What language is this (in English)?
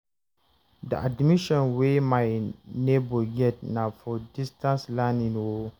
Nigerian Pidgin